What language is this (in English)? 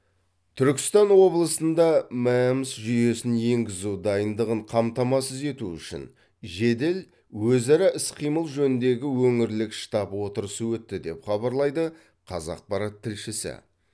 Kazakh